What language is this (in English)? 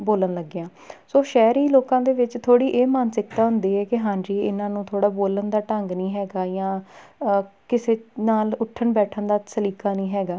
Punjabi